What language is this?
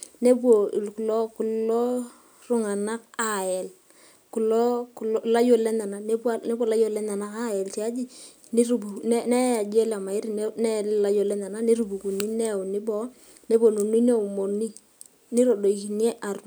Masai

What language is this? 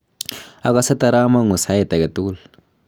Kalenjin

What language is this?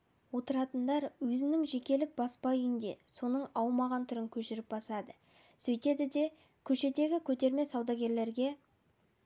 Kazakh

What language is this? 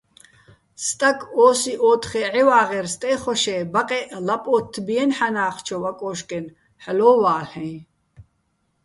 Bats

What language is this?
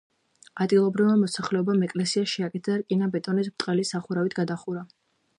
Georgian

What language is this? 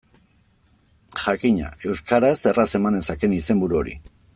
Basque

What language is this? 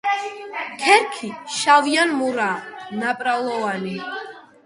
Georgian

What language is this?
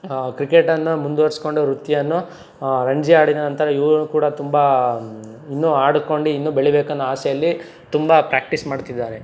Kannada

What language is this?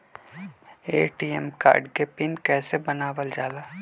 Magahi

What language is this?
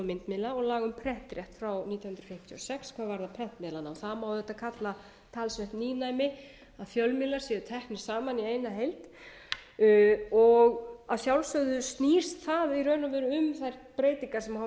Icelandic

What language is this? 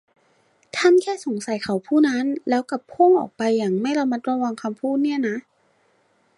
Thai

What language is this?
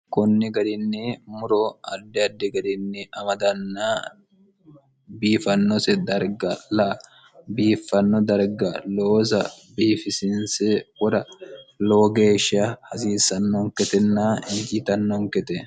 Sidamo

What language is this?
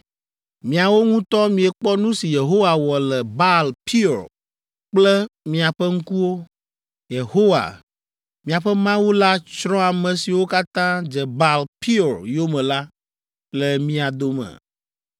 Ewe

